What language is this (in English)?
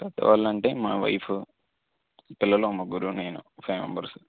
Telugu